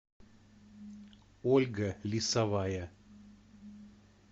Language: Russian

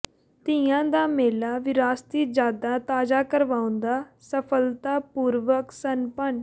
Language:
Punjabi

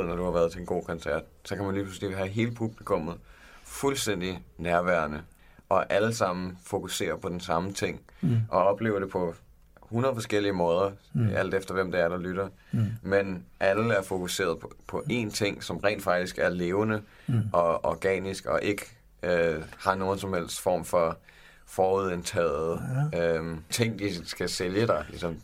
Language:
Danish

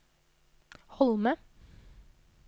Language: Norwegian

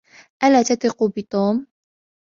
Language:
Arabic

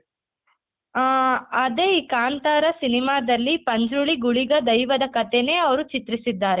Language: Kannada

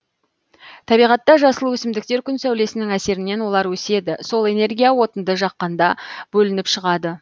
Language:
Kazakh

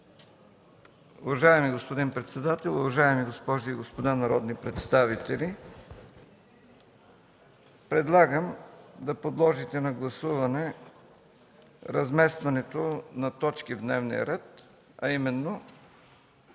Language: Bulgarian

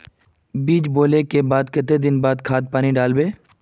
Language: Magahi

